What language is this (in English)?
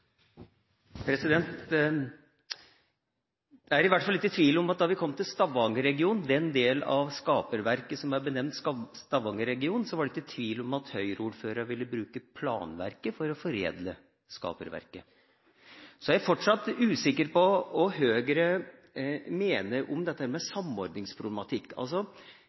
Norwegian Bokmål